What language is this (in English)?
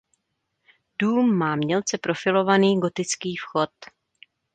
Czech